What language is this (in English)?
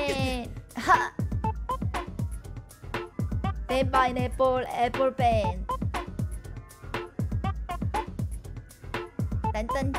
Korean